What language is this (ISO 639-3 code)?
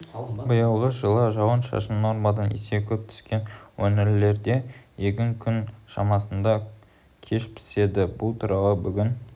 kaz